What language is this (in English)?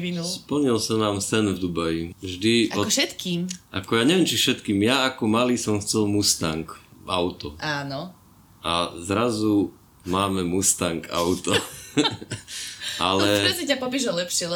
Slovak